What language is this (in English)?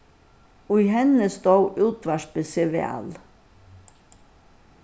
Faroese